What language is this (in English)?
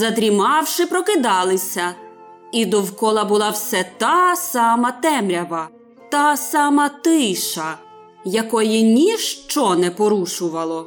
Ukrainian